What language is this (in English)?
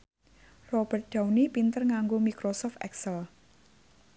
Javanese